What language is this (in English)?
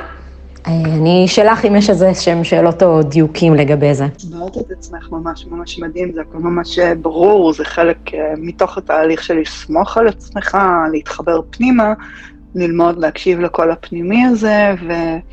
Hebrew